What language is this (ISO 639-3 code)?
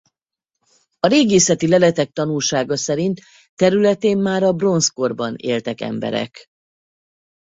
hun